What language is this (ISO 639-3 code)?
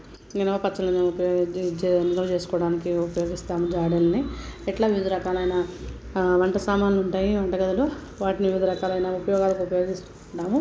tel